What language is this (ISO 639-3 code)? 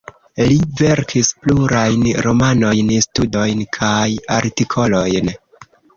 epo